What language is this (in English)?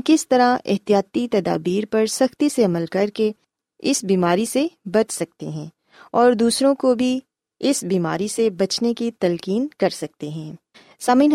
Urdu